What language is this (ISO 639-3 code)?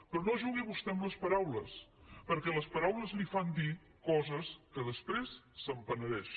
cat